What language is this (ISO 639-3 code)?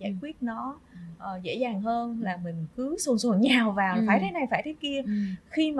vie